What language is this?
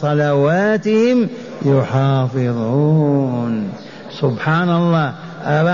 Arabic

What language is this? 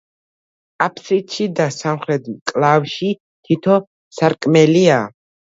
Georgian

